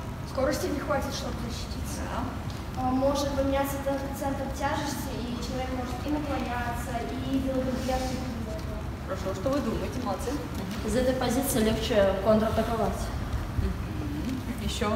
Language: Russian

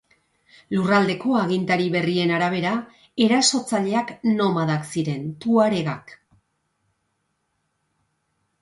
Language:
Basque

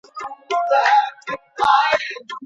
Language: Pashto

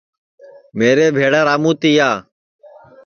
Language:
Sansi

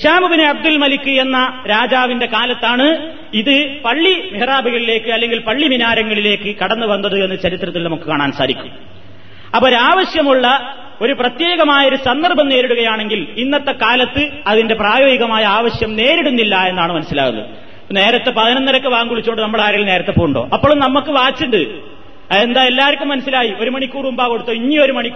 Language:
Malayalam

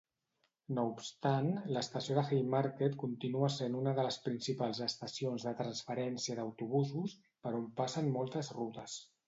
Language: Catalan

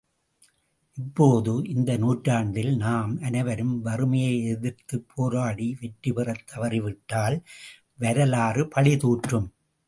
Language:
Tamil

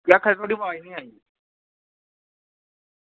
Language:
Dogri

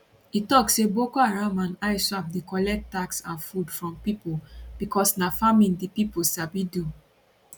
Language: Nigerian Pidgin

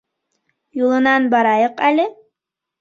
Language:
Bashkir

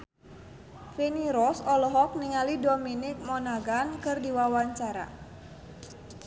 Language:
Sundanese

